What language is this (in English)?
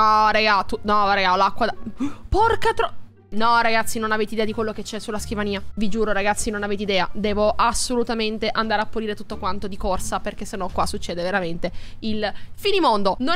Italian